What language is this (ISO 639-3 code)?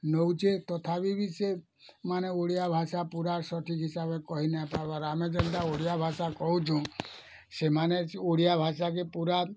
ori